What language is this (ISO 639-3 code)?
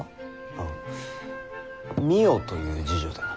jpn